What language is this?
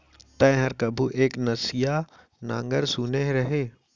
Chhattisgarhi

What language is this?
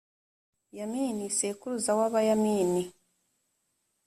Kinyarwanda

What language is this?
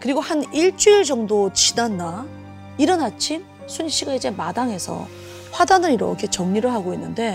Korean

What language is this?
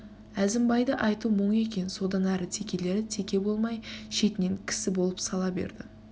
Kazakh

